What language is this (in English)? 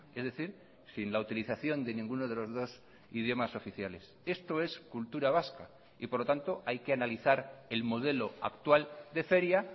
Spanish